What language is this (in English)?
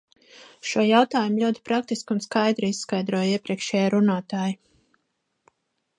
Latvian